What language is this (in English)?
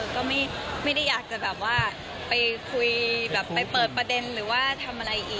Thai